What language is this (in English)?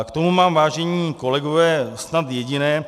Czech